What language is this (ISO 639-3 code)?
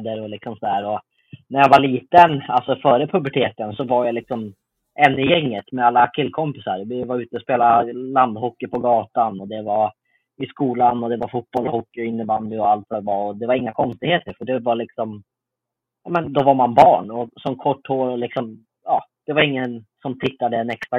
swe